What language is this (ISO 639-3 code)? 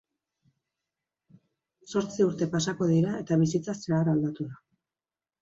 eus